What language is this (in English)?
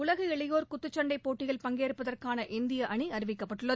Tamil